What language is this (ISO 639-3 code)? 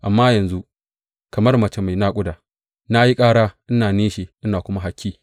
hau